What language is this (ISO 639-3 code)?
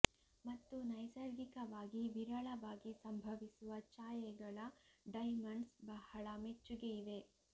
kan